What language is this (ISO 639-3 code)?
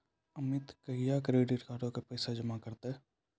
mai